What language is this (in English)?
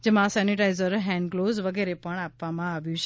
Gujarati